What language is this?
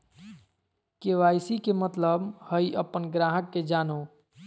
Magahi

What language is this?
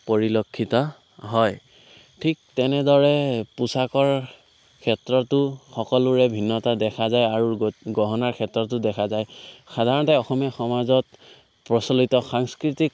Assamese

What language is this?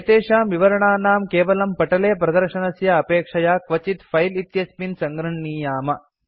Sanskrit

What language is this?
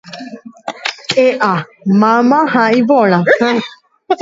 Guarani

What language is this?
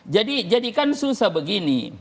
Indonesian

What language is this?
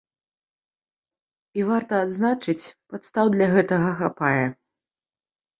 Belarusian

